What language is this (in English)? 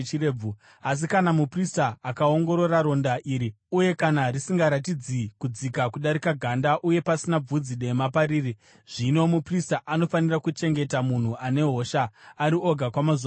Shona